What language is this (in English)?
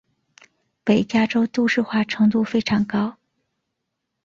Chinese